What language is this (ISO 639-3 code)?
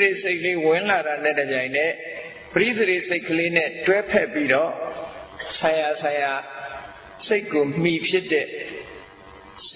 vie